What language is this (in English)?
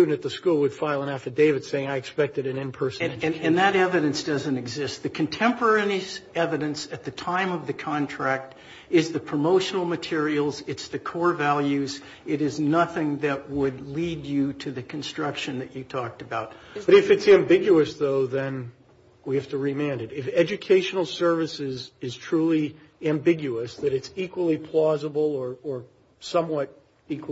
English